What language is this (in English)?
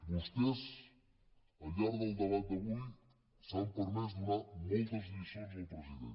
Catalan